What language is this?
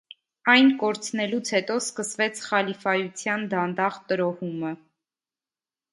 Armenian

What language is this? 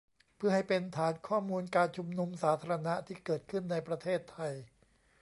Thai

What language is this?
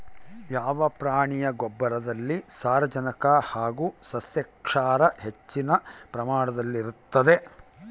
Kannada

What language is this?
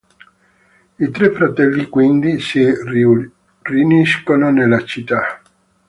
Italian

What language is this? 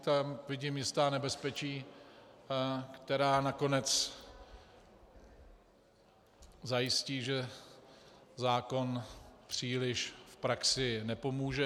Czech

